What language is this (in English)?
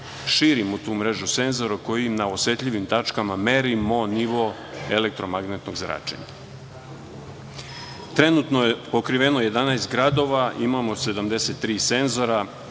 Serbian